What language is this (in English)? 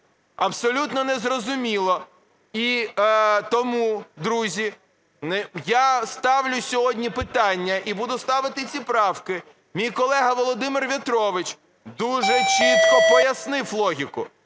Ukrainian